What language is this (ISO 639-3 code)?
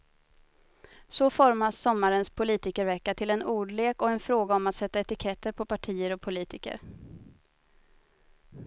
swe